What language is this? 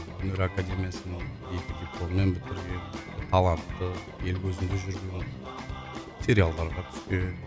Kazakh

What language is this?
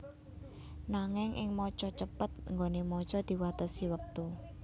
Javanese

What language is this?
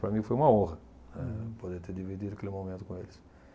Portuguese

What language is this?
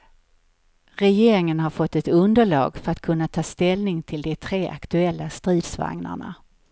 Swedish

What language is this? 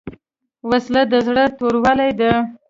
Pashto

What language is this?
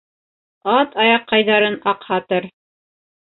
Bashkir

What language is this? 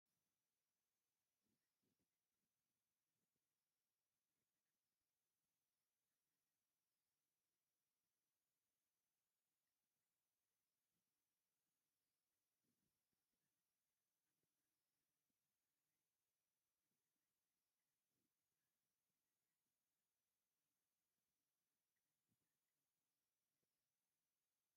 Tigrinya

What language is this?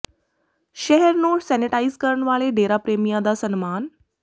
Punjabi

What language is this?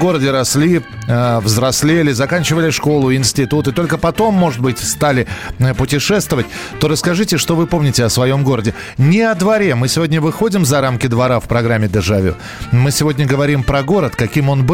Russian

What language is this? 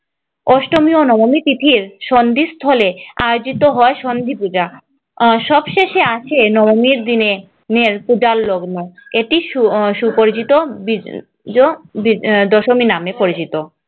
Bangla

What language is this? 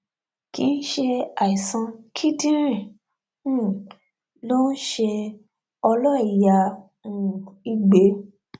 Yoruba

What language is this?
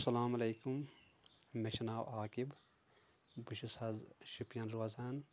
Kashmiri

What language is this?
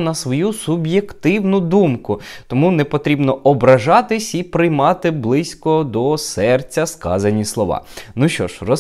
Ukrainian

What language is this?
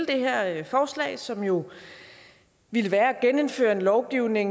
Danish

